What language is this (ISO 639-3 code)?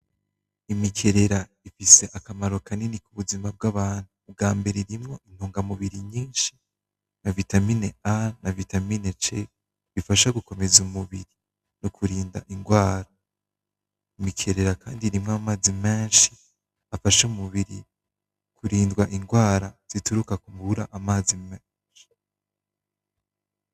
run